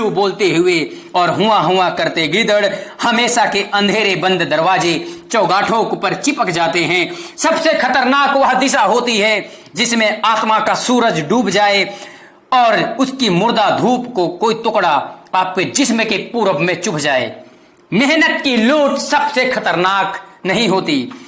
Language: Hindi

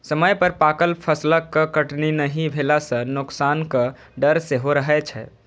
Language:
Maithili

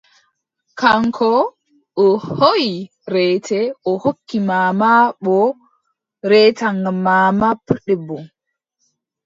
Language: Adamawa Fulfulde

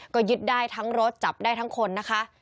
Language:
Thai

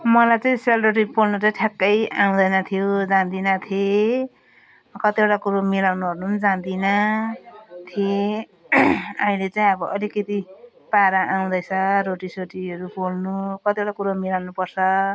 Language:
Nepali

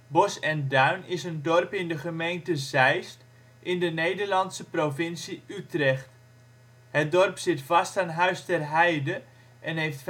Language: Dutch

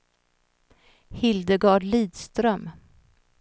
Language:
Swedish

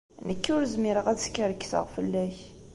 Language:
Kabyle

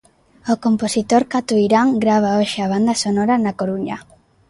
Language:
Galician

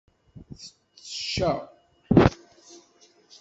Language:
Kabyle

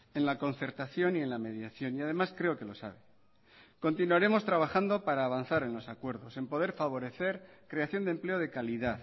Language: Spanish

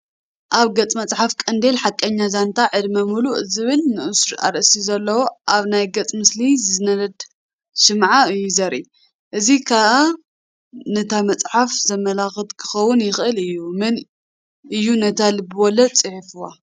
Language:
Tigrinya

